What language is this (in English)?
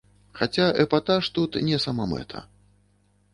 Belarusian